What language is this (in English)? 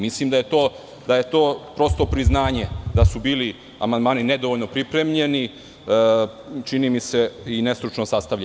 Serbian